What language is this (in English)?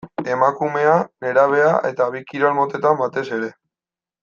Basque